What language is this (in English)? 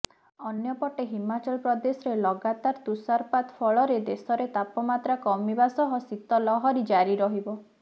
Odia